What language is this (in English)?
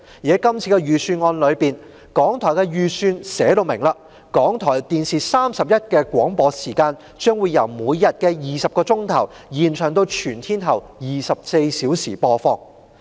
Cantonese